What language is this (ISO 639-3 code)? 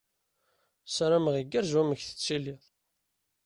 kab